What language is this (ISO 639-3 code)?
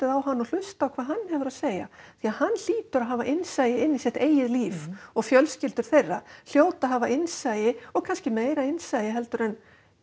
isl